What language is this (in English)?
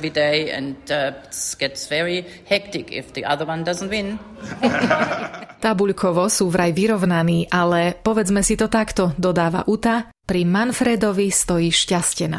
Slovak